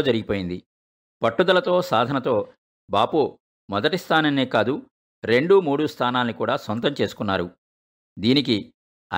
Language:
Telugu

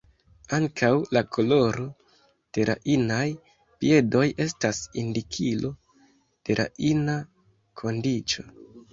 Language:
Esperanto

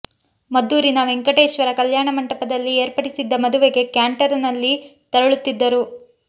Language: Kannada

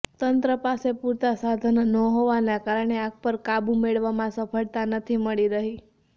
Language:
Gujarati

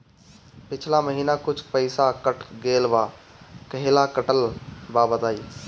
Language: Bhojpuri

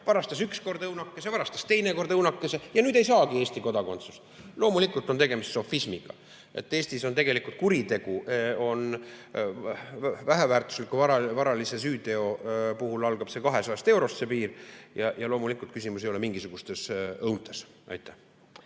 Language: Estonian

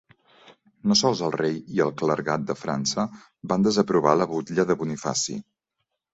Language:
Catalan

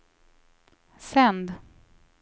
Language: Swedish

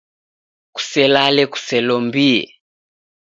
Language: Taita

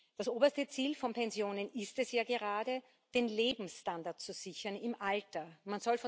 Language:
German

